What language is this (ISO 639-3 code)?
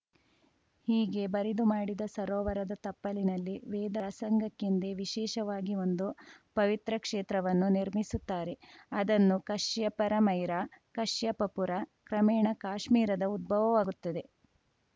kan